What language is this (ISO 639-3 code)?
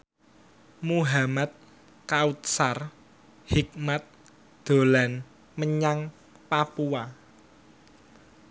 jav